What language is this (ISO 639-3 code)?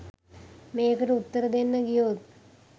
sin